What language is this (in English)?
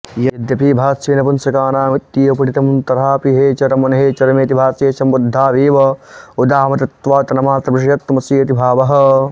Sanskrit